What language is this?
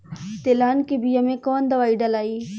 Bhojpuri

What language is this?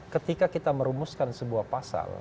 Indonesian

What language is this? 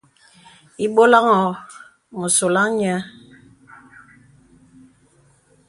Bebele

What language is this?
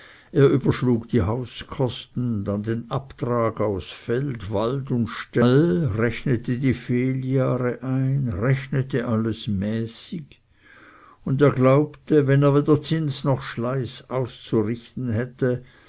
German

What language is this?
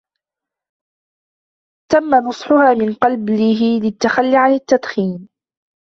Arabic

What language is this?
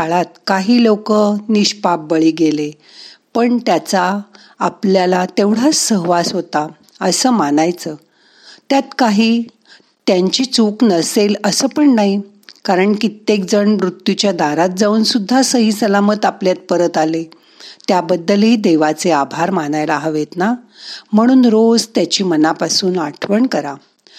Marathi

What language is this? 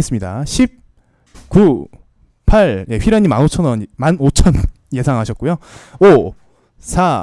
Korean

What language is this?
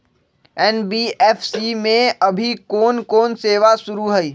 Magahi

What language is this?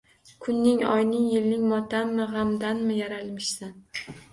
Uzbek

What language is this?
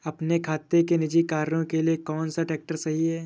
Hindi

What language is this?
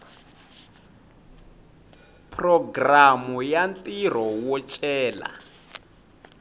Tsonga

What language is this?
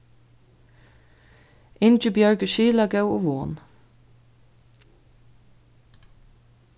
Faroese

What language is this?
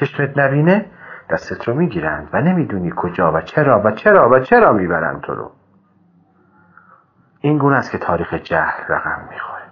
Persian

